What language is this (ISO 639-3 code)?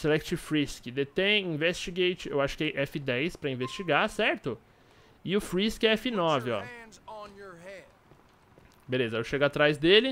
por